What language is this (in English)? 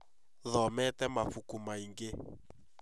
Kikuyu